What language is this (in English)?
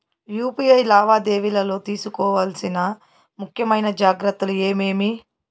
Telugu